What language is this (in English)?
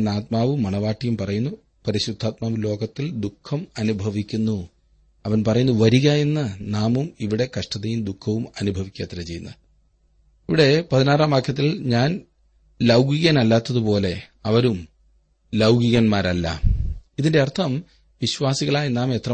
Malayalam